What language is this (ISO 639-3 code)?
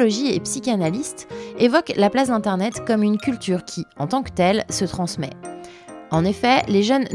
fra